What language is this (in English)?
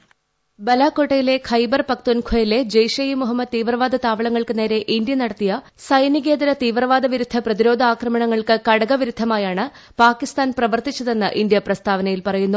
Malayalam